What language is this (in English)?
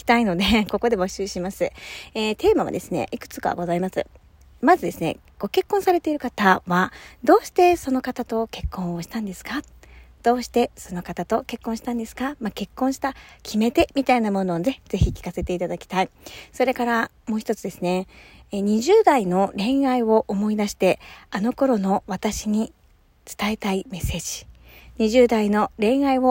Japanese